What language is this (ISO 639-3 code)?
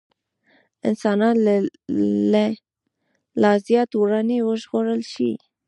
pus